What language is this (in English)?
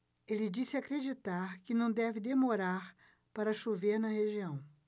Portuguese